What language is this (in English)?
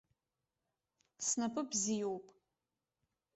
Abkhazian